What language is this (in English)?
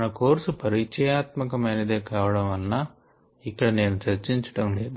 Telugu